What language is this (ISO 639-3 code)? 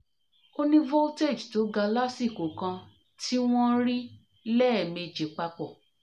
yor